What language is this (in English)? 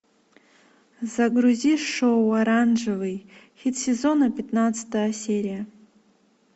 Russian